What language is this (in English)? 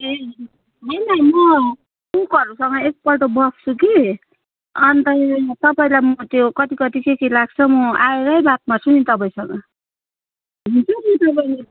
Nepali